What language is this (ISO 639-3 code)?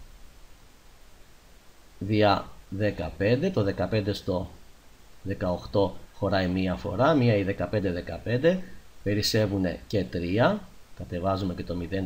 ell